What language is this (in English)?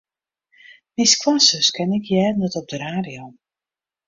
Western Frisian